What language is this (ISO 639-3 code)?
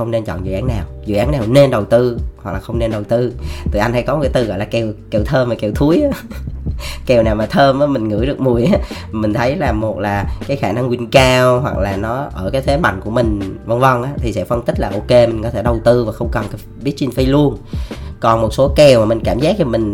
vie